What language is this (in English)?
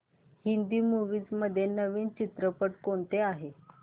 Marathi